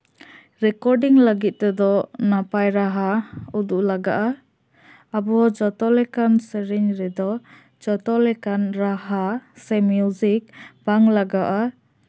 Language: Santali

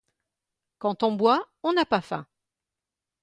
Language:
French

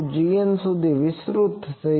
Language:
Gujarati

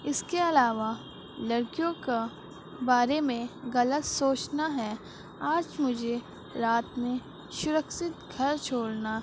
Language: Urdu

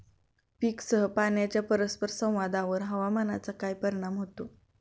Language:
Marathi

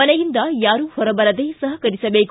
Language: Kannada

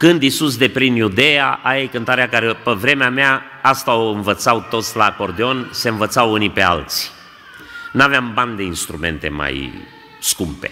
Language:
Romanian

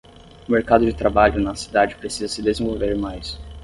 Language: Portuguese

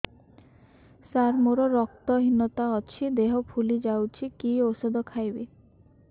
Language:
Odia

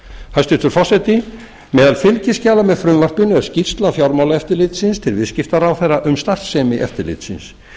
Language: Icelandic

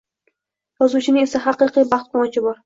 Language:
Uzbek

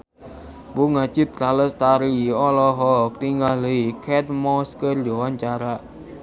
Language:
Sundanese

